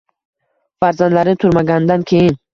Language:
Uzbek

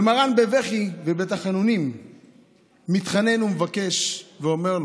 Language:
Hebrew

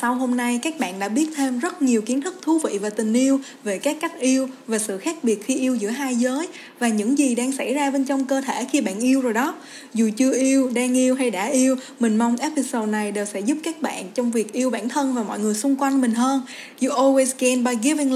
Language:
Vietnamese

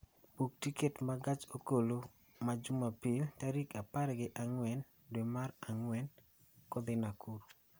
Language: Luo (Kenya and Tanzania)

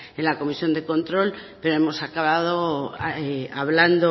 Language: Spanish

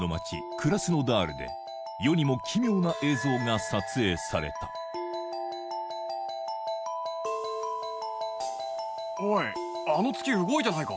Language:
Japanese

